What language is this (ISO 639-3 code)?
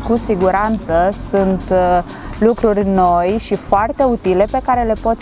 ron